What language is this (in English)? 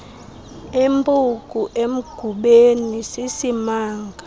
Xhosa